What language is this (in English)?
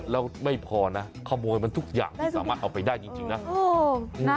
Thai